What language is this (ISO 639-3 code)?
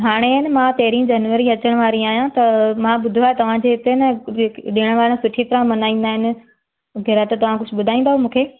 snd